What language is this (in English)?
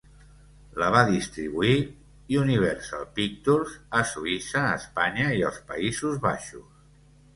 Catalan